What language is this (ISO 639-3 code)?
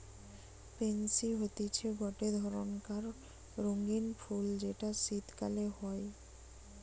ben